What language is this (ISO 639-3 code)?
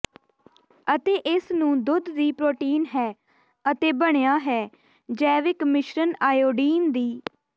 pan